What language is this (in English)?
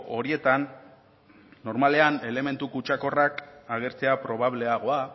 Basque